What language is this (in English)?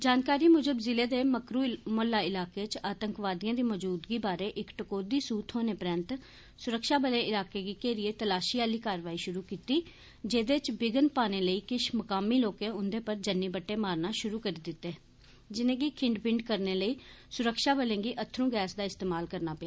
Dogri